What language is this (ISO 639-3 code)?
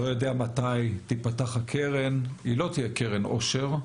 heb